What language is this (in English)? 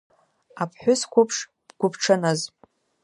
Abkhazian